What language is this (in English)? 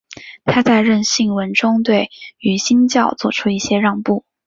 Chinese